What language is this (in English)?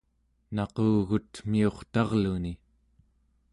Central Yupik